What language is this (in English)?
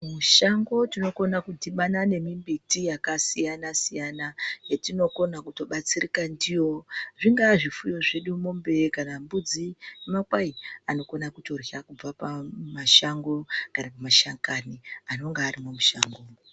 Ndau